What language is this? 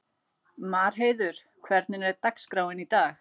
Icelandic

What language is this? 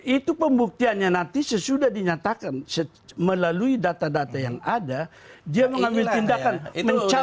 Indonesian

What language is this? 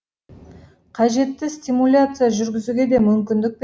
Kazakh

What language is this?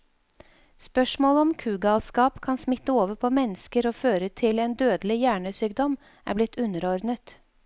Norwegian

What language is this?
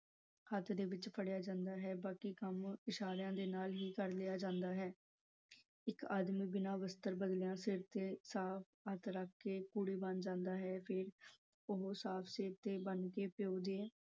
Punjabi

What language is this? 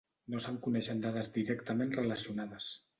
Catalan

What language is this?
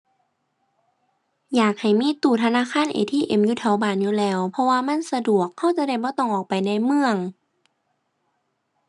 Thai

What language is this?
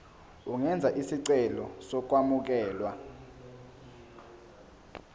Zulu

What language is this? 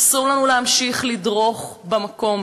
Hebrew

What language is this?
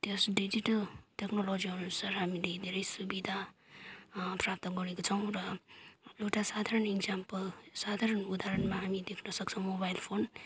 Nepali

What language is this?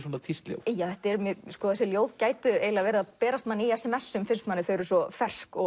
Icelandic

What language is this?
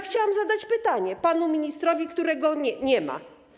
Polish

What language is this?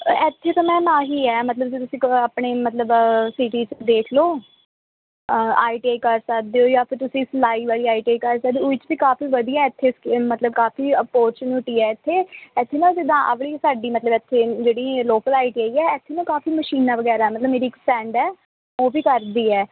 Punjabi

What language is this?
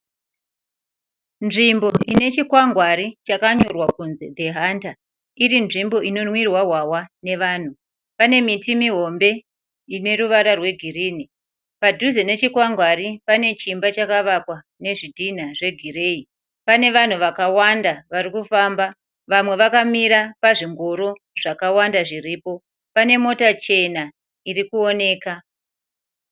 Shona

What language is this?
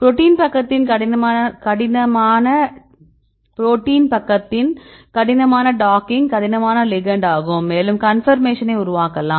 Tamil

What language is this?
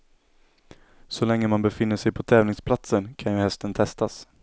Swedish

